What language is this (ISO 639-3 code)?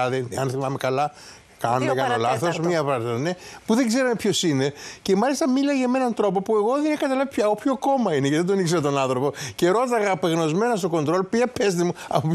ell